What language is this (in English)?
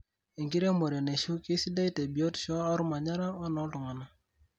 Masai